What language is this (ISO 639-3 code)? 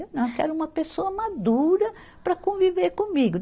por